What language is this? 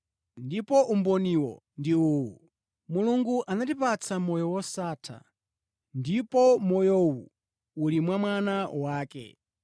Nyanja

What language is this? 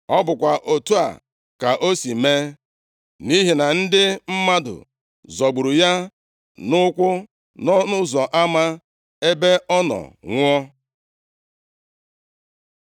Igbo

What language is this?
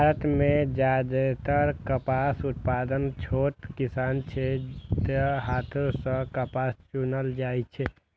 Maithili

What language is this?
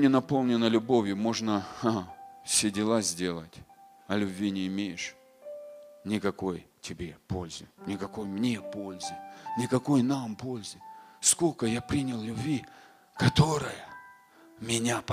Russian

